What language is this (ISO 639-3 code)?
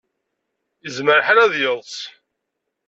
kab